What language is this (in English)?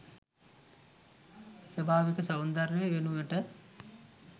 Sinhala